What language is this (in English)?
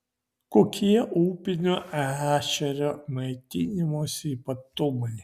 Lithuanian